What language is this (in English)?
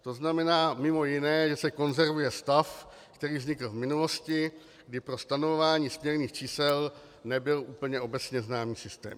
Czech